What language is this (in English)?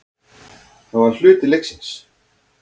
Icelandic